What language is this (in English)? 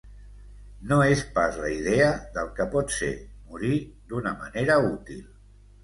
Catalan